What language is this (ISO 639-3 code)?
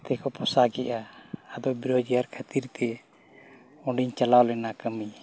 sat